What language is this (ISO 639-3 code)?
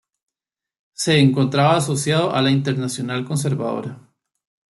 spa